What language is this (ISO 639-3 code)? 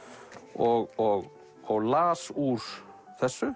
isl